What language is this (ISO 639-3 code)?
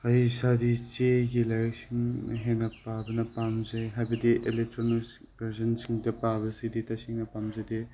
mni